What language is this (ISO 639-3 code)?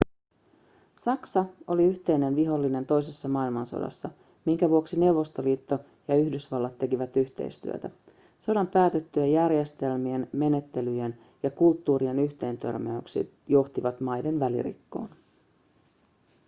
fin